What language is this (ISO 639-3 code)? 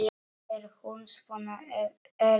isl